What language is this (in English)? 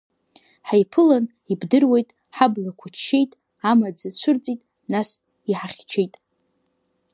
Abkhazian